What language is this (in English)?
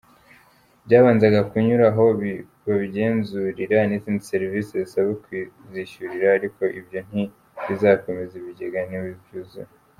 Kinyarwanda